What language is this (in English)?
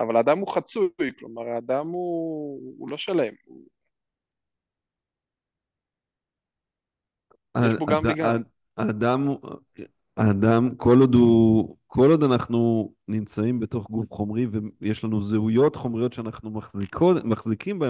Hebrew